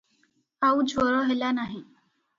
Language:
Odia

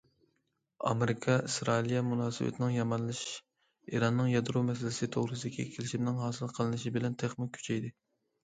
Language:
Uyghur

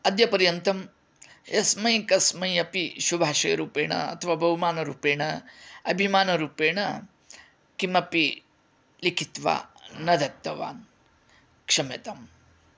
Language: Sanskrit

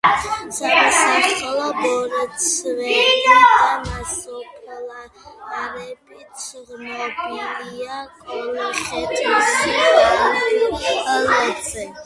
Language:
Georgian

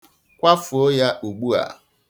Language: Igbo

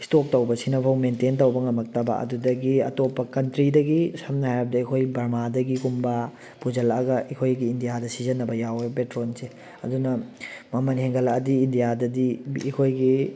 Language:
Manipuri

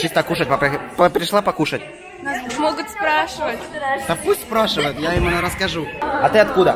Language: Russian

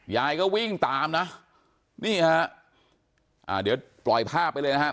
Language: Thai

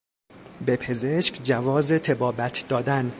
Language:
Persian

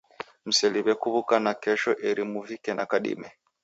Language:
Taita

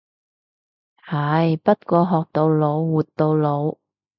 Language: Cantonese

